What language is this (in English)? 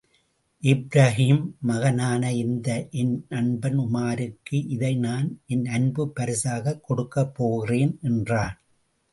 Tamil